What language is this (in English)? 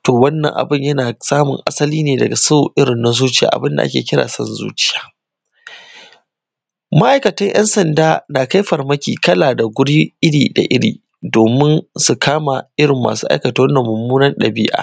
Hausa